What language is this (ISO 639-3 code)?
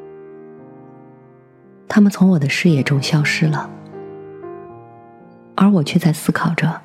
zho